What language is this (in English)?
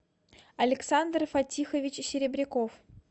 Russian